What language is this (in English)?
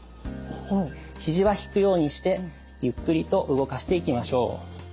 Japanese